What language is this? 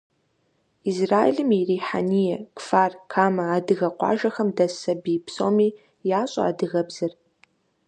Kabardian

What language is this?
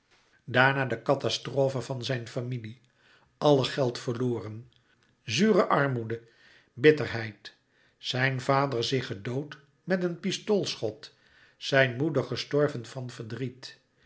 Dutch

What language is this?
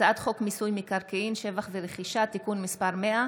Hebrew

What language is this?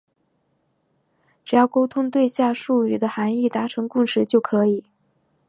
Chinese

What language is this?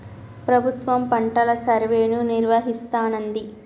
Telugu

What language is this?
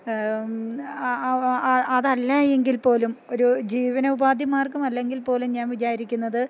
Malayalam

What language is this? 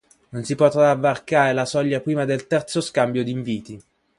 Italian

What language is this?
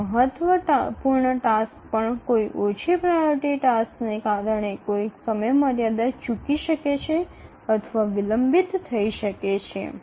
Gujarati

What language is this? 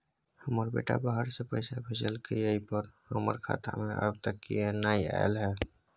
Maithili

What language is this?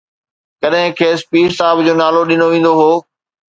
Sindhi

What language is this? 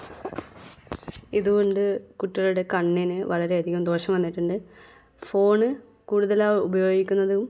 Malayalam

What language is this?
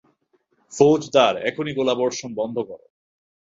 Bangla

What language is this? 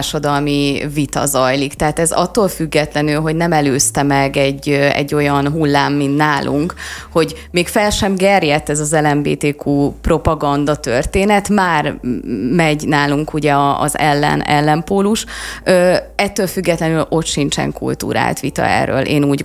Hungarian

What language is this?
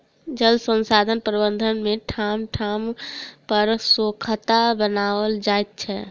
Maithili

